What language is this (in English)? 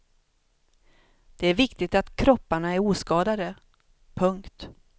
Swedish